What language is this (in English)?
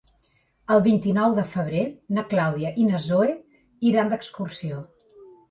Catalan